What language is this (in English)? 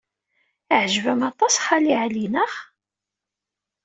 Kabyle